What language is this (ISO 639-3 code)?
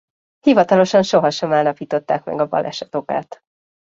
hun